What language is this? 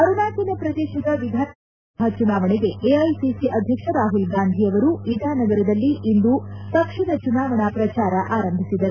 Kannada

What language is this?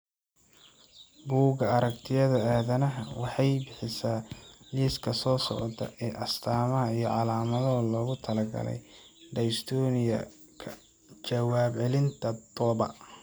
Somali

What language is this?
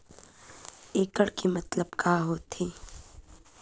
Chhattisgarhi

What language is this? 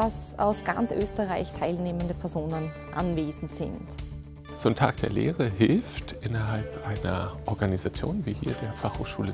German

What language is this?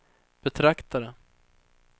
Swedish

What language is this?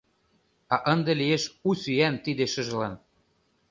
Mari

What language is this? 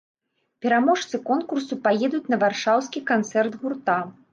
Belarusian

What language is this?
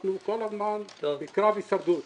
Hebrew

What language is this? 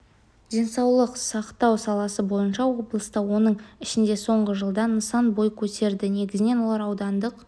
Kazakh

